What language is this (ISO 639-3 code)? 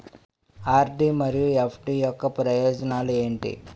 tel